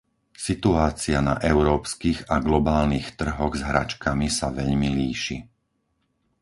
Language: Slovak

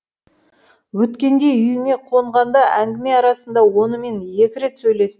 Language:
Kazakh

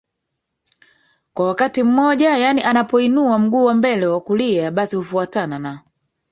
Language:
Swahili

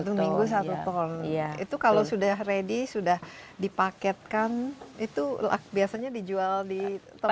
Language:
Indonesian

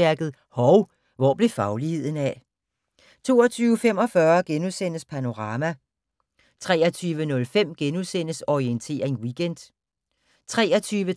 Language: Danish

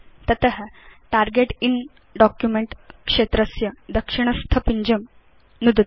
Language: Sanskrit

